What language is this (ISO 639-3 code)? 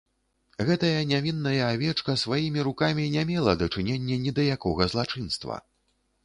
bel